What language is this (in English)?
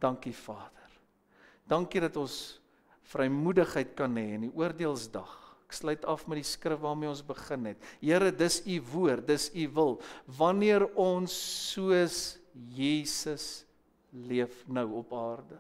Dutch